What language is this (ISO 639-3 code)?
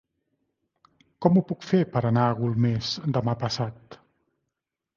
cat